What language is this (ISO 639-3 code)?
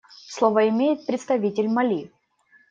rus